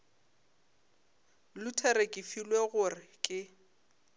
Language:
Northern Sotho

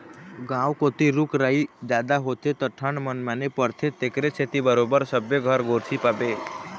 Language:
Chhattisgarhi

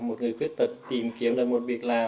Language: Vietnamese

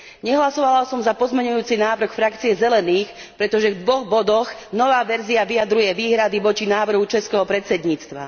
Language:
Slovak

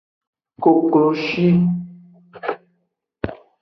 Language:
Aja (Benin)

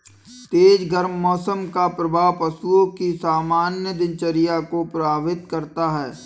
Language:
Hindi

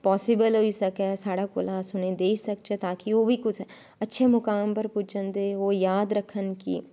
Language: Dogri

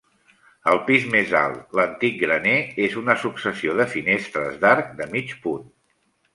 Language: Catalan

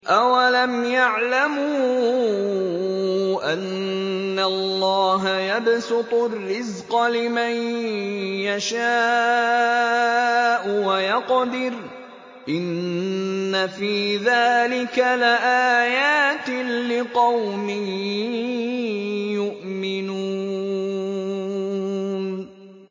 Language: Arabic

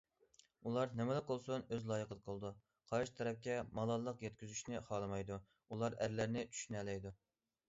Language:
Uyghur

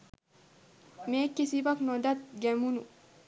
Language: Sinhala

